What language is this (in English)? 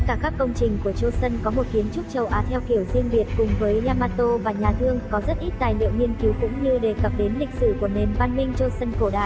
Vietnamese